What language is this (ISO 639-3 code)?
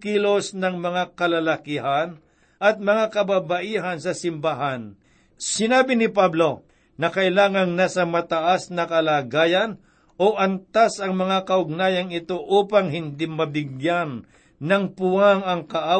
fil